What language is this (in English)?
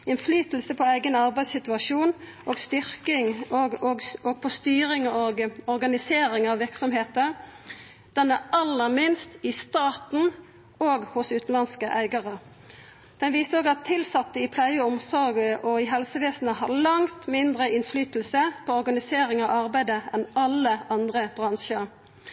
Norwegian Nynorsk